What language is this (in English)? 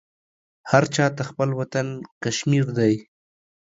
Pashto